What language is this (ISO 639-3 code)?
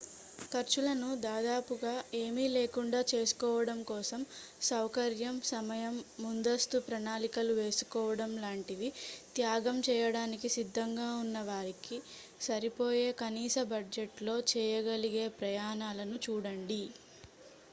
tel